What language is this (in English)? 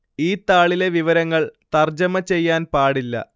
Malayalam